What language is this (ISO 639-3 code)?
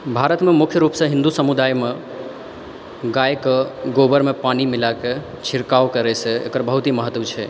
mai